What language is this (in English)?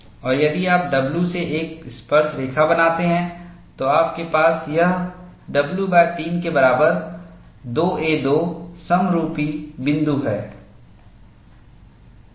Hindi